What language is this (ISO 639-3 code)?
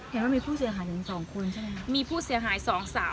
tha